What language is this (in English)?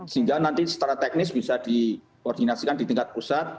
Indonesian